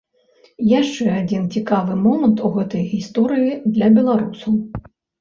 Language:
Belarusian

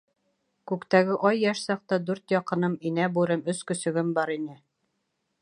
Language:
Bashkir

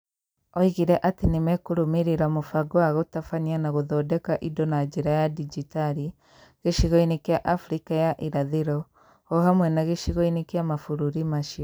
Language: Kikuyu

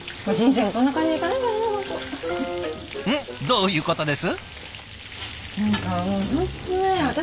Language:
Japanese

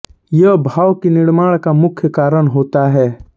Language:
Hindi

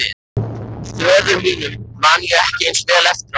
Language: Icelandic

